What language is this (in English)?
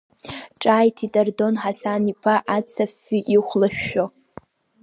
Abkhazian